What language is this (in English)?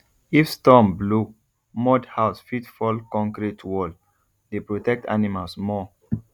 Nigerian Pidgin